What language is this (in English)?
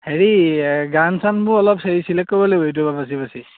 Assamese